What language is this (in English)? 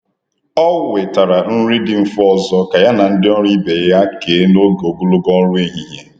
Igbo